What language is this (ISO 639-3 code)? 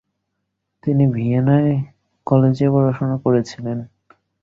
ben